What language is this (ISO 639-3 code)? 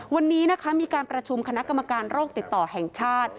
tha